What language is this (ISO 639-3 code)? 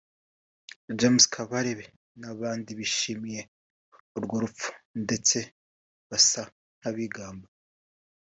kin